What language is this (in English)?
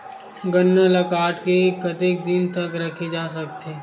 Chhattisgarhi